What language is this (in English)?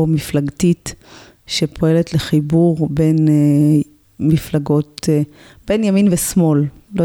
Hebrew